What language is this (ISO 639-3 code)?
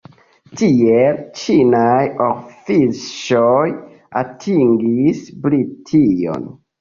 epo